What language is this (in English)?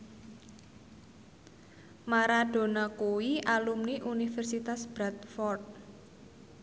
Javanese